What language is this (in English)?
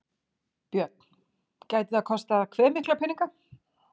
Icelandic